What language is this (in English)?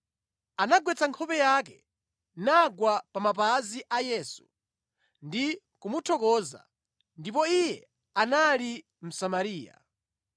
Nyanja